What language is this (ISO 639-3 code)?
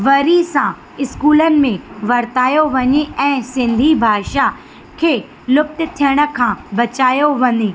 snd